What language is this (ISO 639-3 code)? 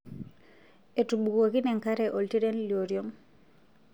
mas